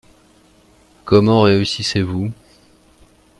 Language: French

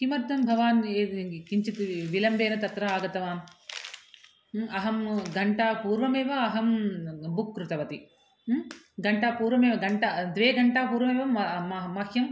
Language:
Sanskrit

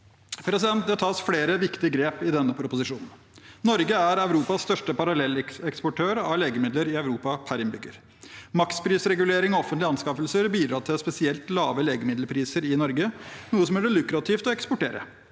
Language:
Norwegian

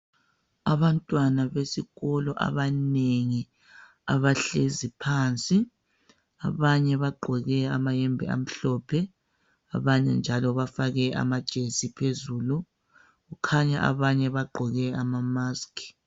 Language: North Ndebele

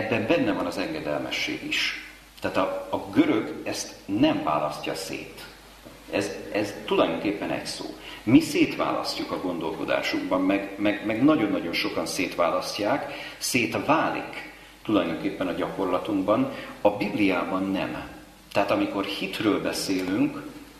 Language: Hungarian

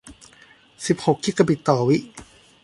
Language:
Thai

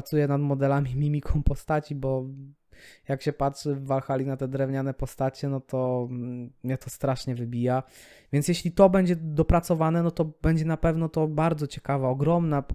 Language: Polish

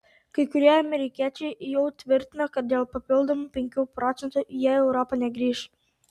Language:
Lithuanian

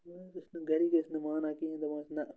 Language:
Kashmiri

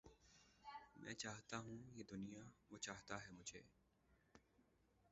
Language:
Urdu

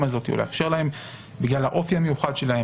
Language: Hebrew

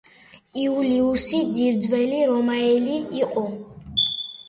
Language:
Georgian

